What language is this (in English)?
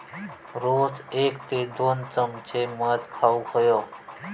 Marathi